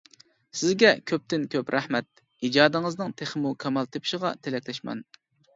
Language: Uyghur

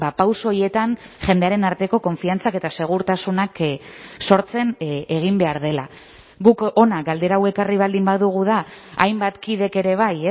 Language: Basque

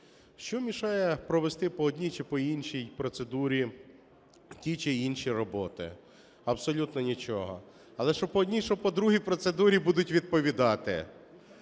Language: Ukrainian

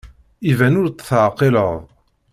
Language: Kabyle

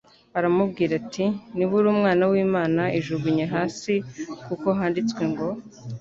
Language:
Kinyarwanda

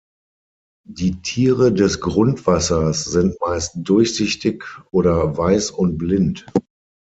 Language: German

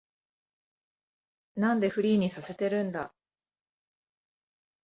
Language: Japanese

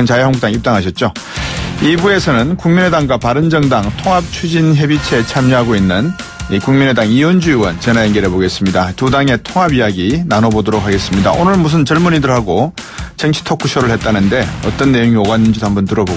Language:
Korean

